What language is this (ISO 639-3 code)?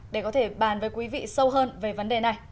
vie